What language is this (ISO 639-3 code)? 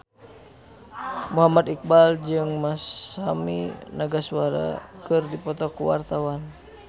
sun